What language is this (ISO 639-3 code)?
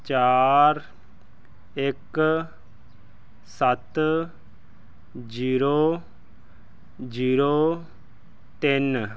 pan